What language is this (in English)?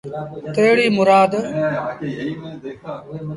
Sindhi Bhil